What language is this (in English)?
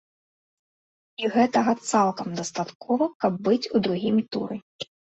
Belarusian